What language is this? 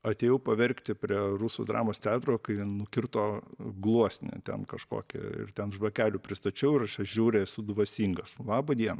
Lithuanian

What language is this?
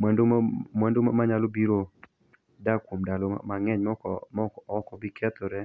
Luo (Kenya and Tanzania)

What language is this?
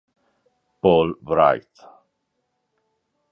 Italian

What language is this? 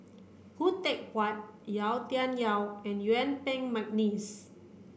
English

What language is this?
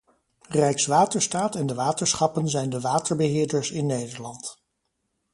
Dutch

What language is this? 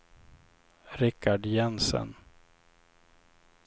Swedish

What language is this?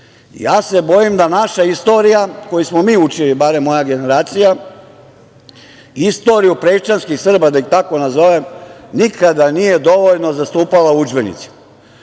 Serbian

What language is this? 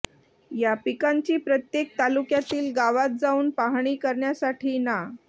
Marathi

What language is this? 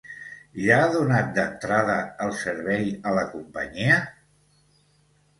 Catalan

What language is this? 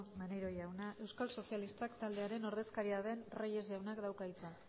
Basque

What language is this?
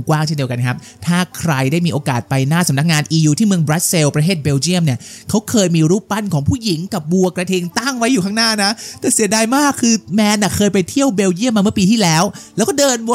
Thai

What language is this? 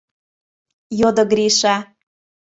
Mari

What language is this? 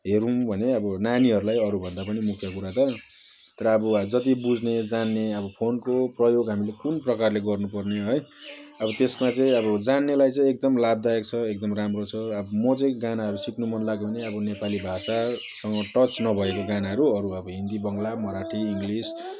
Nepali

